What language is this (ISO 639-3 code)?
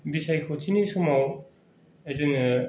brx